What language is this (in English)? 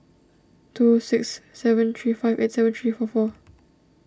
English